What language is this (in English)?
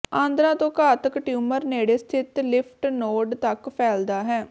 Punjabi